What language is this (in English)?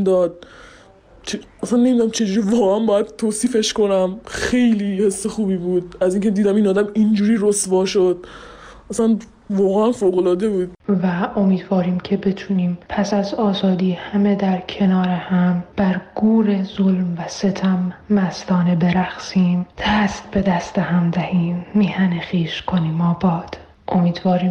Persian